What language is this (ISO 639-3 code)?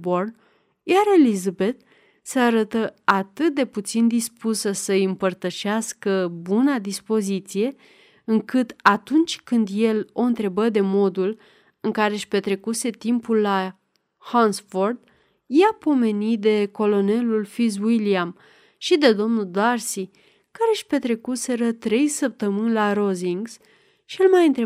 ron